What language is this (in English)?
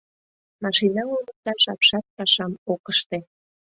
Mari